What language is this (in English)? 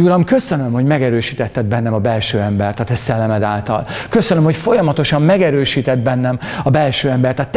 Hungarian